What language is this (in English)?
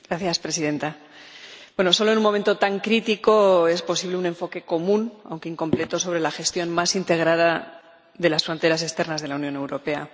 Spanish